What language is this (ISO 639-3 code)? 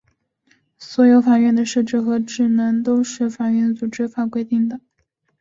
zho